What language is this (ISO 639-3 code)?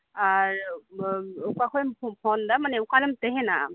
sat